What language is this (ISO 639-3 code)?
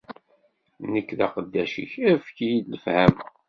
kab